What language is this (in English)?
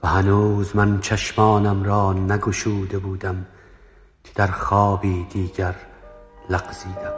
Persian